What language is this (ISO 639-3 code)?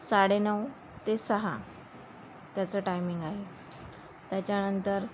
mar